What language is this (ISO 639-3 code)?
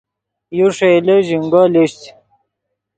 ydg